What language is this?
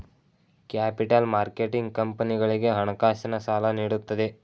Kannada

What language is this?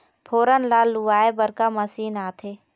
Chhattisgarhi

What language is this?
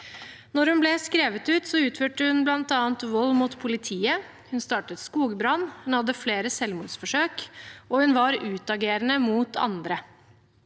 Norwegian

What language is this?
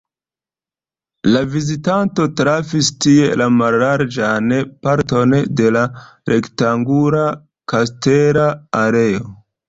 Esperanto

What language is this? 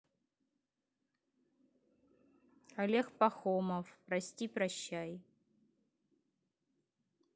Russian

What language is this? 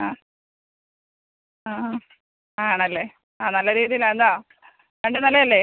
Malayalam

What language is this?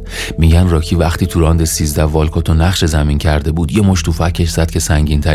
Persian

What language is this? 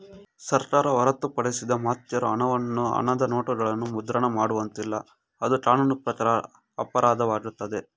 Kannada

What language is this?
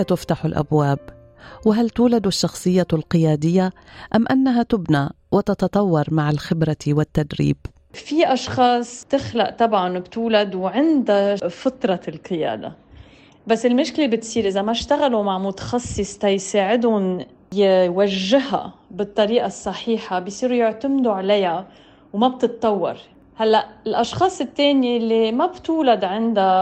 Arabic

